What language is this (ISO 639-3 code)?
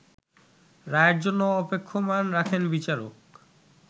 ben